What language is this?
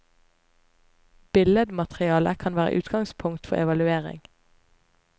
Norwegian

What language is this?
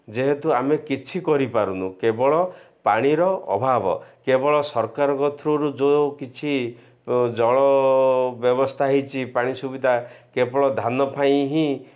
Odia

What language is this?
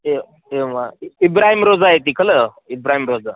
Sanskrit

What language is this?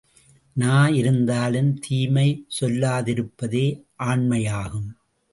Tamil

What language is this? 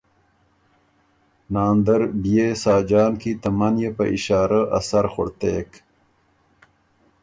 Ormuri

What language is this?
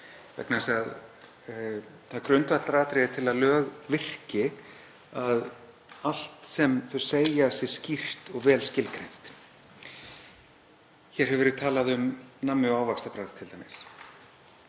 Icelandic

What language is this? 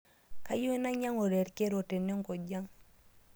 Masai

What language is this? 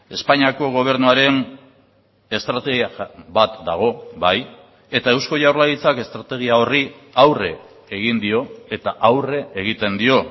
Basque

